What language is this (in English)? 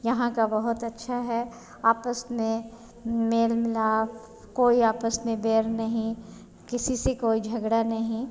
Hindi